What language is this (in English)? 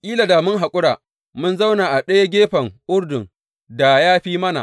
Hausa